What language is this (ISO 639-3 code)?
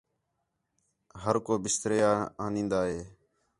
xhe